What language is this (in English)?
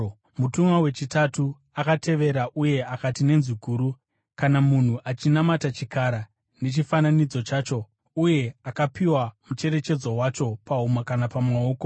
Shona